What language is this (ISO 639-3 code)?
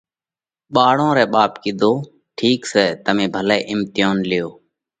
kvx